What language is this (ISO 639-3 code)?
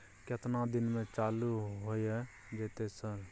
mai